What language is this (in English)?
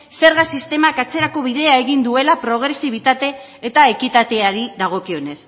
Basque